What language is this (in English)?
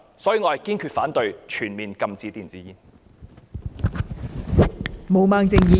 Cantonese